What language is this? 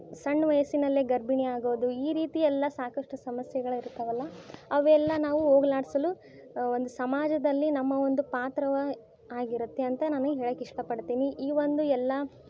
Kannada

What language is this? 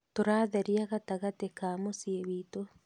Kikuyu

